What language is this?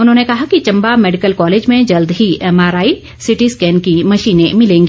Hindi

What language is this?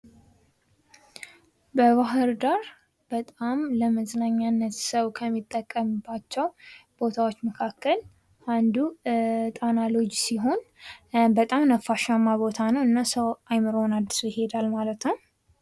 Amharic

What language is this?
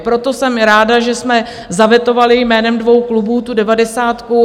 Czech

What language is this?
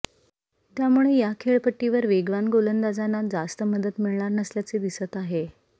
Marathi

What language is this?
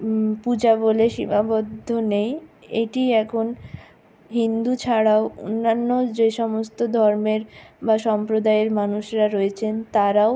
Bangla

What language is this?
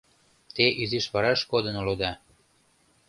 Mari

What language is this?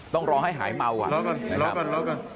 Thai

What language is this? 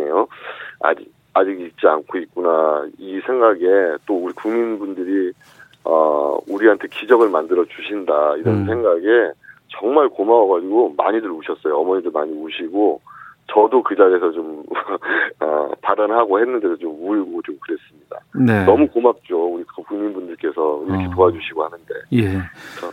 Korean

